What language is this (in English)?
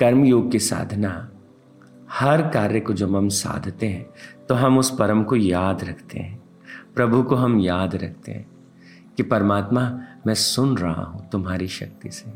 Hindi